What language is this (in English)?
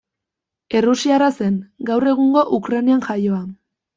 Basque